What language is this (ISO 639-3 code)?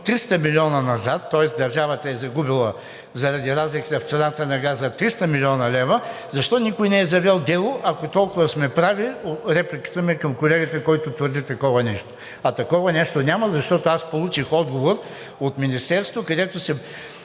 bul